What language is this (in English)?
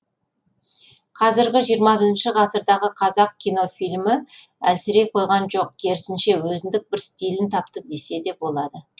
Kazakh